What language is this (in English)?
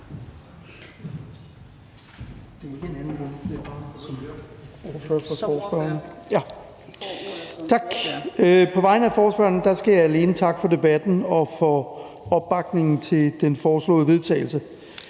Danish